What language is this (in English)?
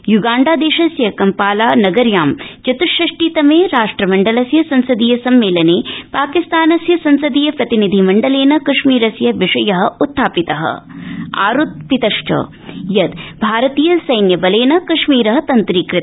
Sanskrit